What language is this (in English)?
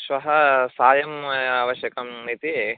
Sanskrit